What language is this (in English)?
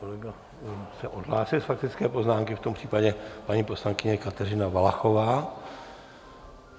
Czech